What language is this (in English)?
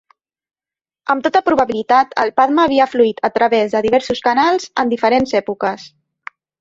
Catalan